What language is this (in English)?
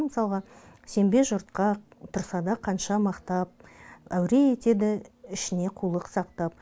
Kazakh